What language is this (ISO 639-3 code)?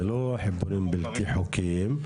heb